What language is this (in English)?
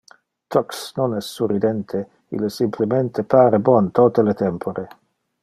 Interlingua